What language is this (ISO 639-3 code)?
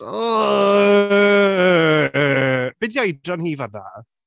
cym